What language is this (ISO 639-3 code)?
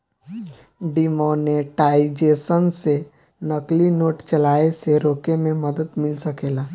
bho